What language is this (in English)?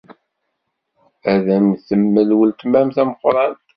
Kabyle